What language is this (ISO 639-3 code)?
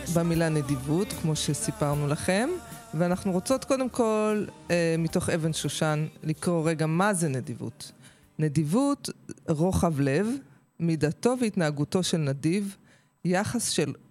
heb